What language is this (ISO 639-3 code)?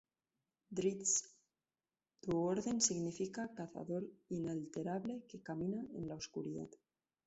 spa